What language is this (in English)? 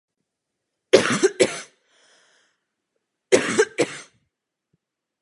Czech